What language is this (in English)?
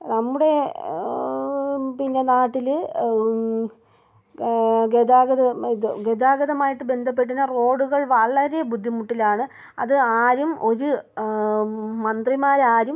Malayalam